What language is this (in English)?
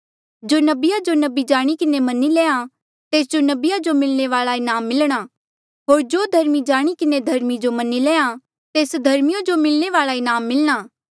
Mandeali